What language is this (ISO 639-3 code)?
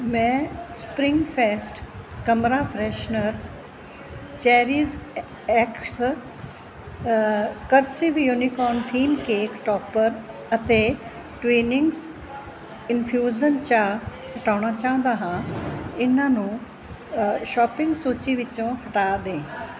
pan